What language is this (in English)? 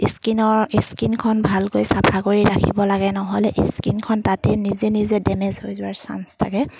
Assamese